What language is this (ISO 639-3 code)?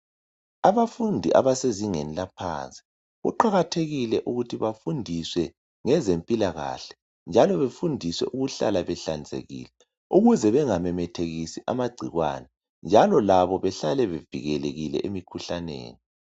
nde